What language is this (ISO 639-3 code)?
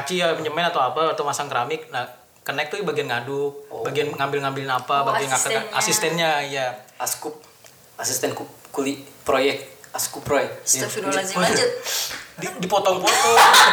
ind